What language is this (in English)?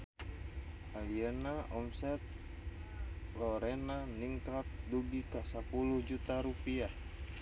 Sundanese